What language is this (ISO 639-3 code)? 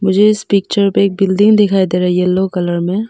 hin